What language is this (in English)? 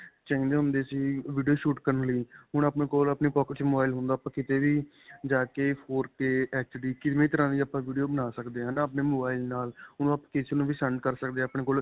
Punjabi